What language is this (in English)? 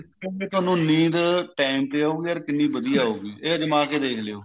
Punjabi